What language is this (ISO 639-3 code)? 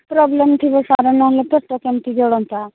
ori